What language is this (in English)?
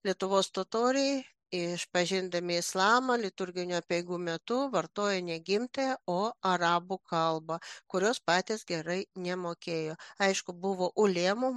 Lithuanian